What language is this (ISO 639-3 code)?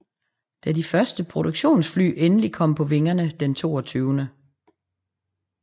dan